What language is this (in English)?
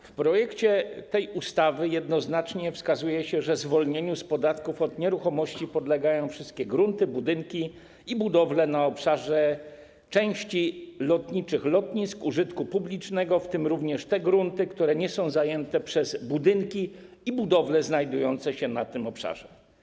Polish